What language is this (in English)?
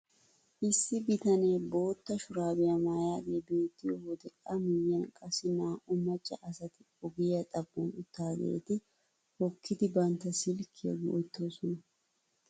Wolaytta